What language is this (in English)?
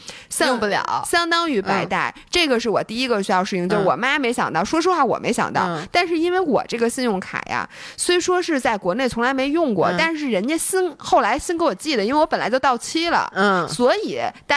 Chinese